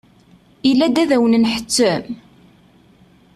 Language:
Kabyle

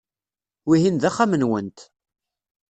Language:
Kabyle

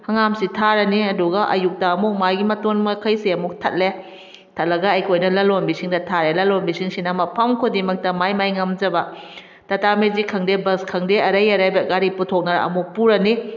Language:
Manipuri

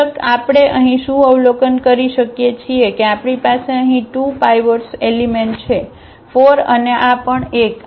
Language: Gujarati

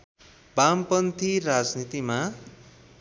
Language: Nepali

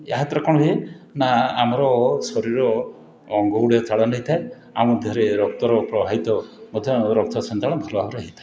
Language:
Odia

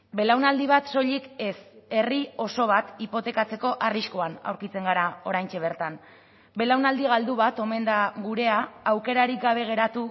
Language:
Basque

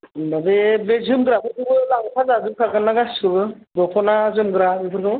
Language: Bodo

